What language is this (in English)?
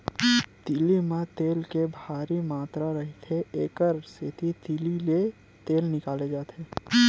Chhattisgarhi